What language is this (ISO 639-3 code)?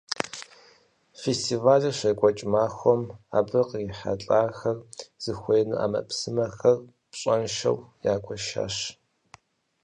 kbd